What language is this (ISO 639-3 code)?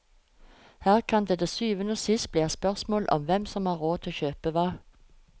nor